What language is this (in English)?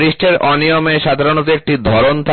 Bangla